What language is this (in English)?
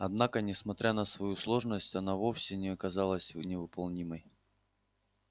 Russian